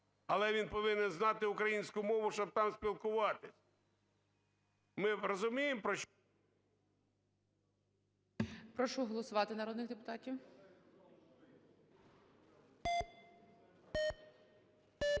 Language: Ukrainian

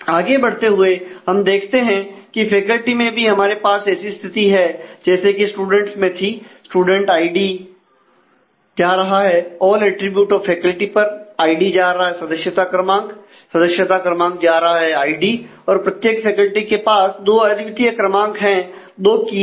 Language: Hindi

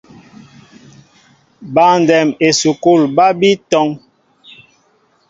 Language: Mbo (Cameroon)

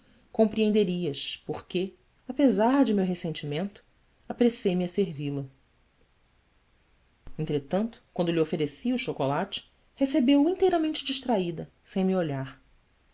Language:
Portuguese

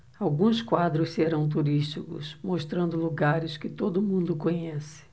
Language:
Portuguese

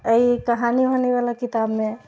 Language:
Maithili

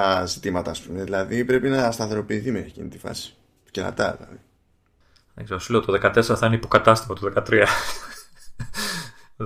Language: Greek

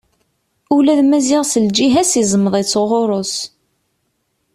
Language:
Kabyle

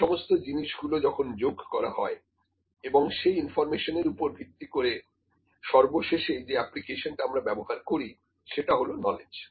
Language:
Bangla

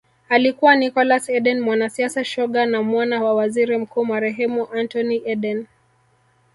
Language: Swahili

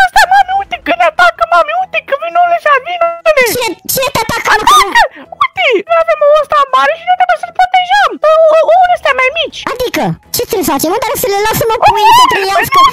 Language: Romanian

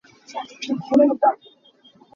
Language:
Hakha Chin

